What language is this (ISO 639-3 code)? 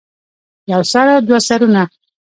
pus